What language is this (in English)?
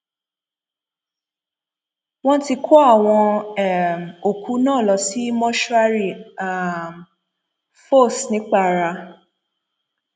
Yoruba